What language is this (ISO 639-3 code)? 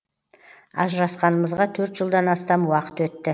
kaz